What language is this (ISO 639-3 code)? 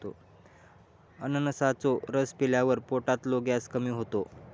mar